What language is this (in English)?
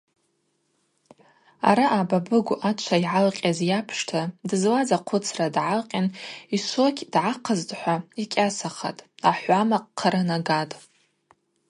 Abaza